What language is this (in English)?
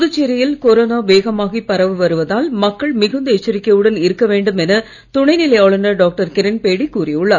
Tamil